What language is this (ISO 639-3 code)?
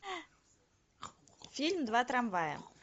rus